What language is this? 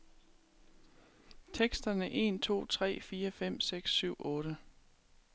Danish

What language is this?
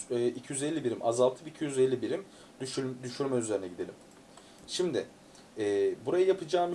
Turkish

